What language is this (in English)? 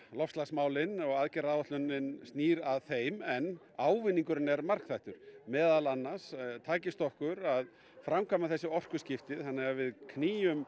Icelandic